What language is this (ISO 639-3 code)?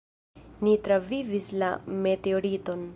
epo